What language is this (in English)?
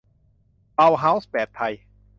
Thai